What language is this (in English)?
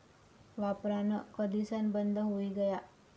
Marathi